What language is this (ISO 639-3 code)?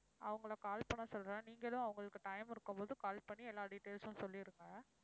tam